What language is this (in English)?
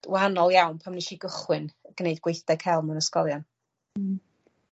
Welsh